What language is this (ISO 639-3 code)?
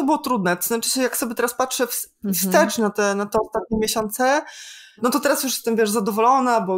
pol